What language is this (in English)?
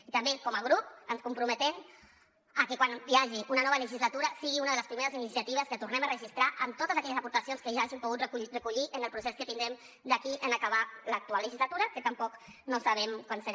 Catalan